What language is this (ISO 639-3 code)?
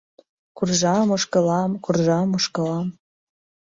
chm